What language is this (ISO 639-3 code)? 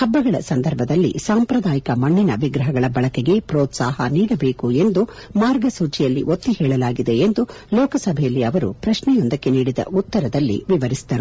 kan